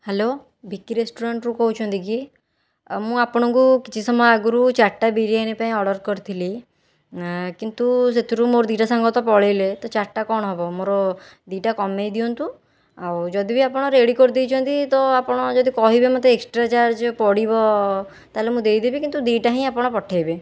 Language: Odia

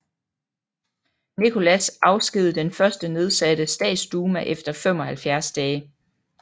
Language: Danish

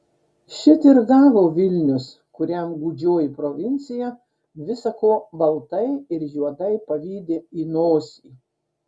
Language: Lithuanian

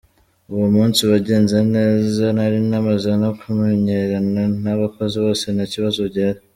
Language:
Kinyarwanda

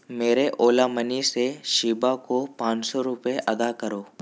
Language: Urdu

